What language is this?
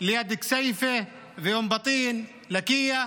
Hebrew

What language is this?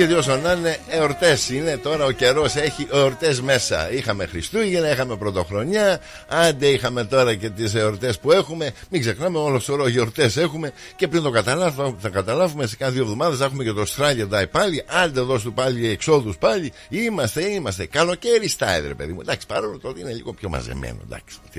Greek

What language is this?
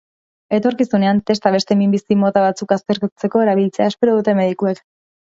Basque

